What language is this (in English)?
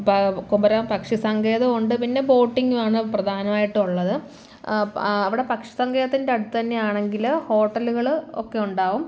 Malayalam